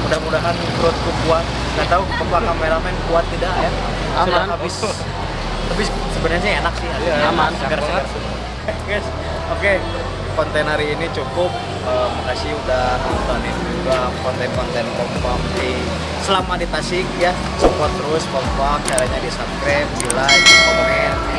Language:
Indonesian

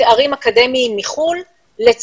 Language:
Hebrew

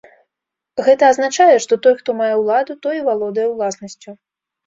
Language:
Belarusian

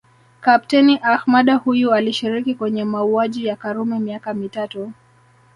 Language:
Swahili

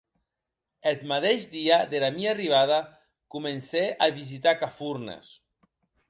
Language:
Occitan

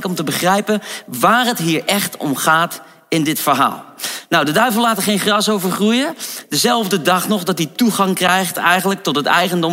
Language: Dutch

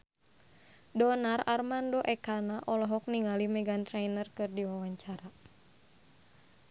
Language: Sundanese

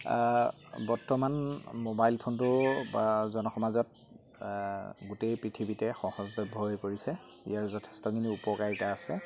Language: Assamese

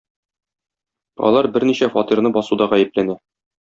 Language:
Tatar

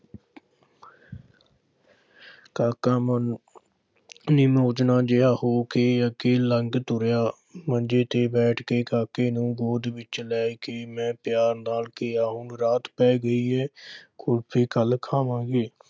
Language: Punjabi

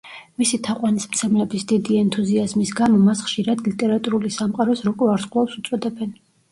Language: Georgian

